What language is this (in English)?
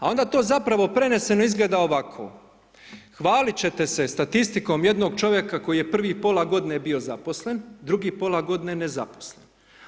Croatian